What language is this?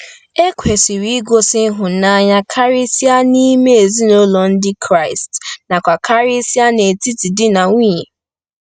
Igbo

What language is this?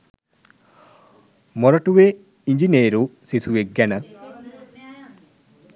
Sinhala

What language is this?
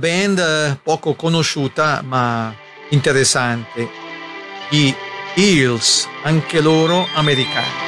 Italian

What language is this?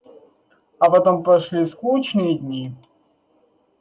Russian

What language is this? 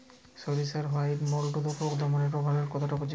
Bangla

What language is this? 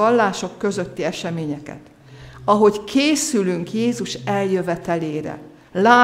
Hungarian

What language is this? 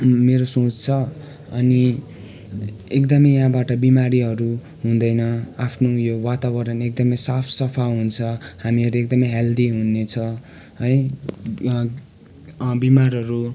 Nepali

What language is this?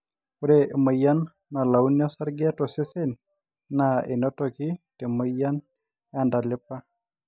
Masai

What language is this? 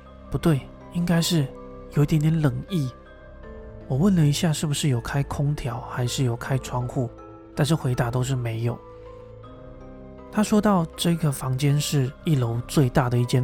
Chinese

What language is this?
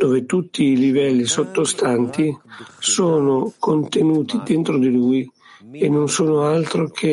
Italian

